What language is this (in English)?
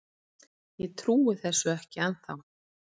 Icelandic